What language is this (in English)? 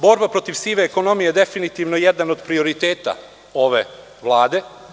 Serbian